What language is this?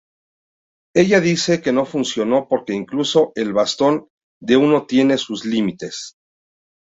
Spanish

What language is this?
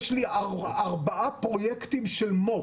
Hebrew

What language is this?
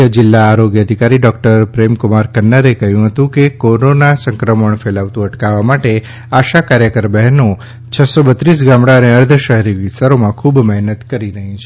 Gujarati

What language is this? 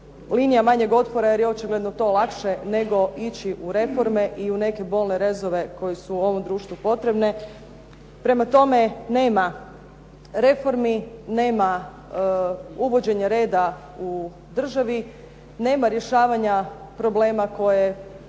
Croatian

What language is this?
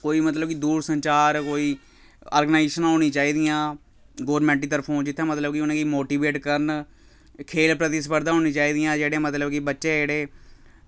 Dogri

